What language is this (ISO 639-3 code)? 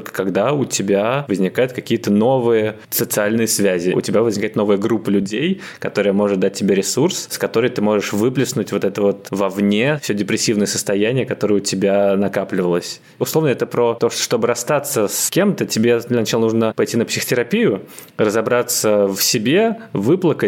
rus